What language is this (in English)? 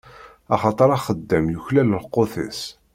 Kabyle